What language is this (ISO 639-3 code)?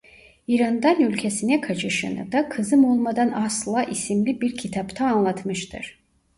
tur